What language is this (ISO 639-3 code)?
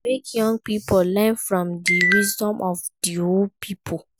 pcm